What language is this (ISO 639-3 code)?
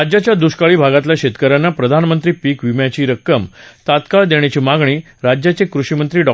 mar